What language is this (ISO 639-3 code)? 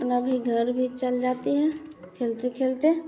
hin